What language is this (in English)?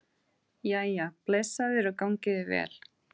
Icelandic